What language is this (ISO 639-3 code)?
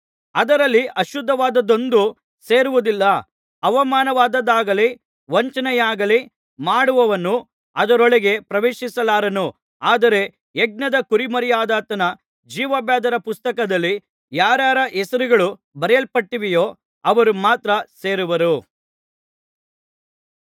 kan